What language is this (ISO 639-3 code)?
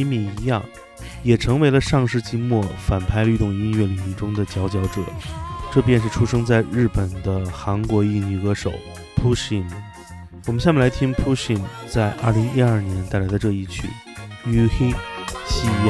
zho